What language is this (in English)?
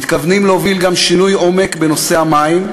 Hebrew